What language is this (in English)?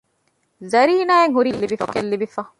Divehi